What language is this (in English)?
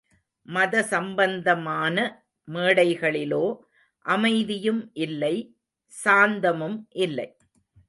Tamil